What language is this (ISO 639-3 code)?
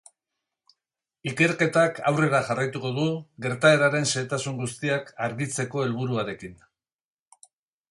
eus